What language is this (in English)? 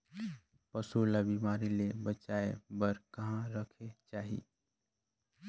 Chhattisgarhi